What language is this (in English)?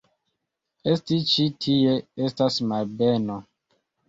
Esperanto